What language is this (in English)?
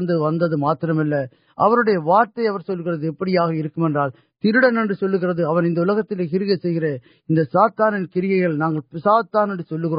Urdu